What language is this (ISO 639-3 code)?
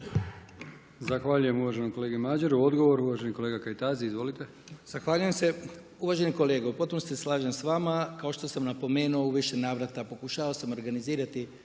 hrv